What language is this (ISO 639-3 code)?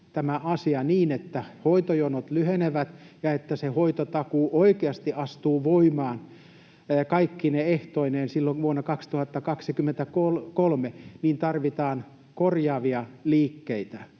fin